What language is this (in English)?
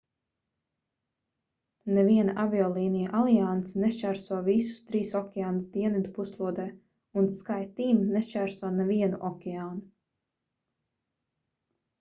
Latvian